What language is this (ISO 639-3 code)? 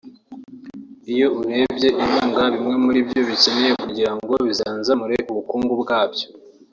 kin